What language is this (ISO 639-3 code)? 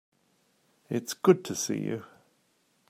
eng